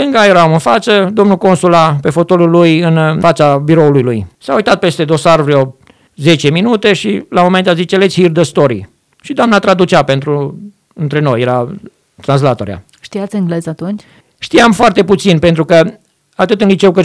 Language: Romanian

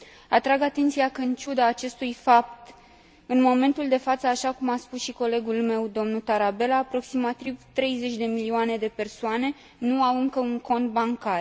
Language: Romanian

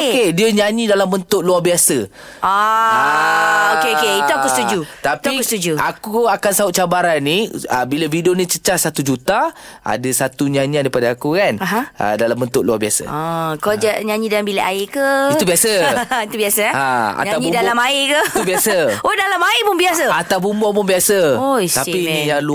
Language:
Malay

